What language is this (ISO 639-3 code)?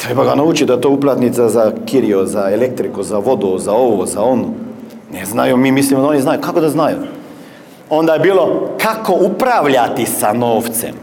hrv